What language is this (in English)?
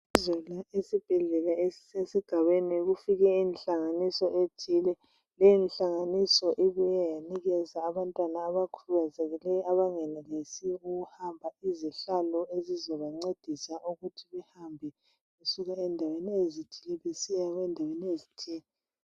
North Ndebele